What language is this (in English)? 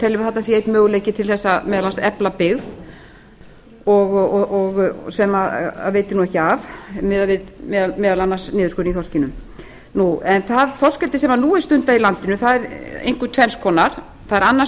Icelandic